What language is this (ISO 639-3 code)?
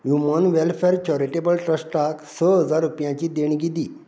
kok